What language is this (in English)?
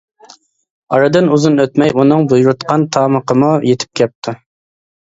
Uyghur